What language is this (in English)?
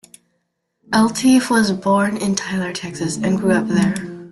English